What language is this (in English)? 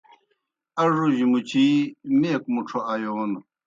Kohistani Shina